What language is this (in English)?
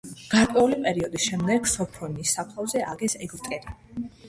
Georgian